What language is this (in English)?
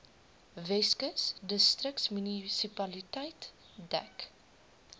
Afrikaans